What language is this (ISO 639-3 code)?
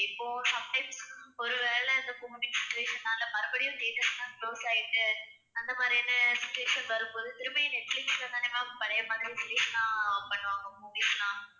tam